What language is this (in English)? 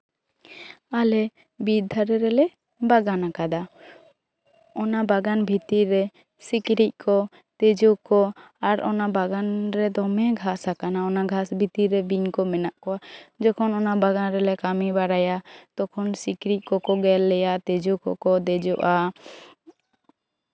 Santali